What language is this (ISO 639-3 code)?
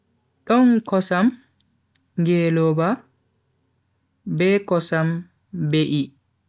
fui